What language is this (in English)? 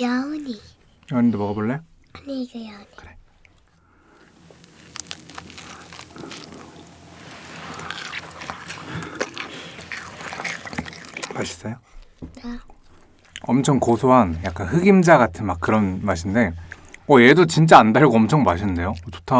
Korean